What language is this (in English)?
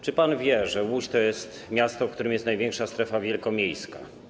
Polish